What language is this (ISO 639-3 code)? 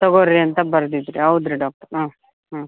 kan